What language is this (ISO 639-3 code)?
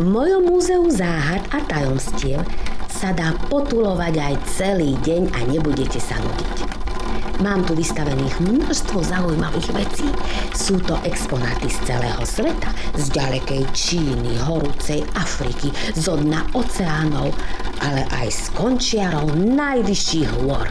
slk